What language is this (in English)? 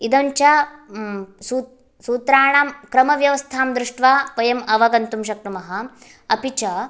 Sanskrit